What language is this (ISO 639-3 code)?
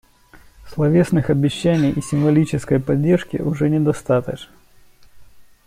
rus